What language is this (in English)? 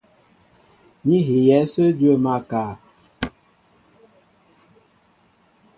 Mbo (Cameroon)